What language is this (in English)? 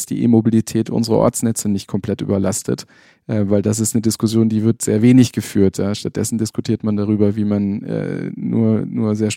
German